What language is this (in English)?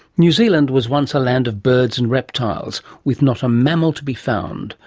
English